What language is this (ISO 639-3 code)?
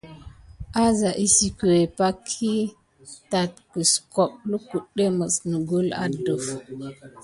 gid